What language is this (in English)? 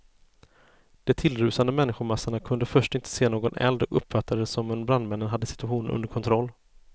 Swedish